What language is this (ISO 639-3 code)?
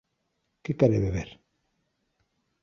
glg